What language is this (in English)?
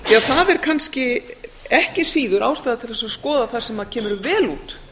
Icelandic